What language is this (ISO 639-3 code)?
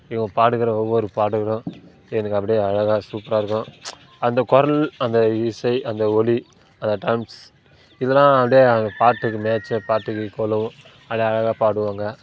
tam